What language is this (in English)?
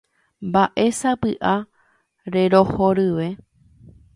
Guarani